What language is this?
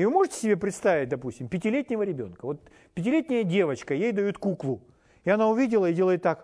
Russian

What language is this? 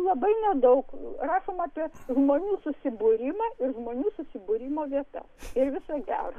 Lithuanian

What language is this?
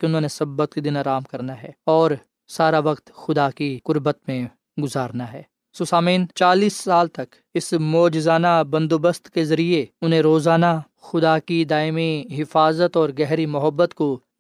Urdu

